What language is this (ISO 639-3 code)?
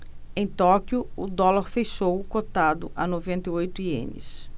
por